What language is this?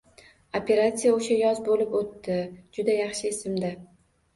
Uzbek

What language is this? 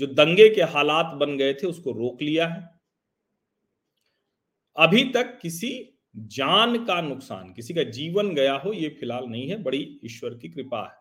Hindi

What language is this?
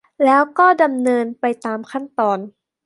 Thai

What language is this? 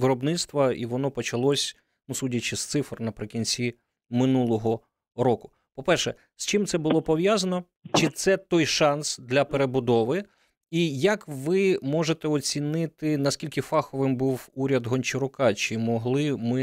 Ukrainian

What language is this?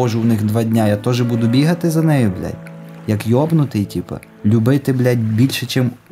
Ukrainian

